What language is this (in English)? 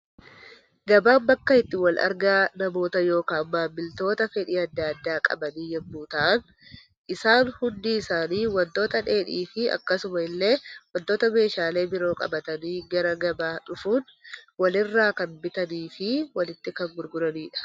Oromo